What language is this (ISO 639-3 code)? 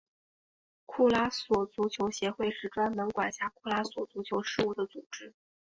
zho